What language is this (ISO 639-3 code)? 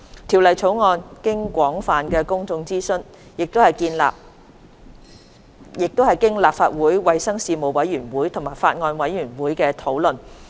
yue